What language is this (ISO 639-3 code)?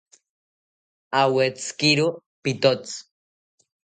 cpy